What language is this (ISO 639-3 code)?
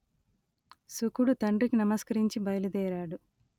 tel